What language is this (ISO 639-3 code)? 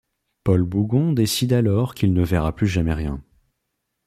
fra